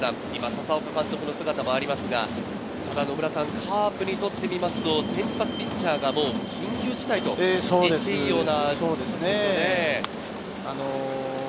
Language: Japanese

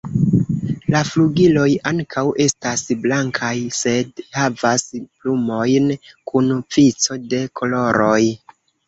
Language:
Esperanto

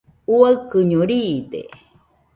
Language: Nüpode Huitoto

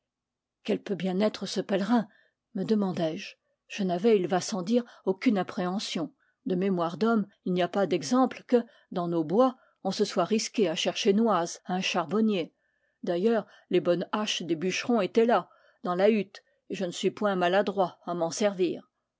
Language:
French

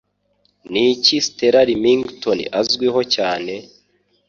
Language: Kinyarwanda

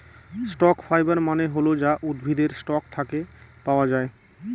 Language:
Bangla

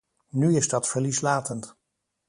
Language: Dutch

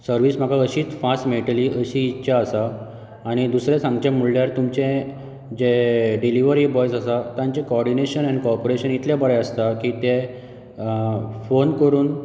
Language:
Konkani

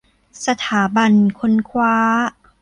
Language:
Thai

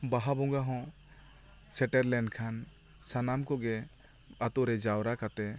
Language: Santali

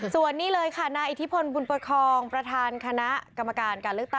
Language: Thai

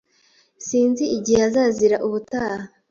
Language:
Kinyarwanda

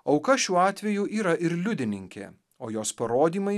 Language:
Lithuanian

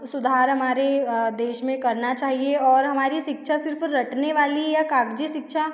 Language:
Hindi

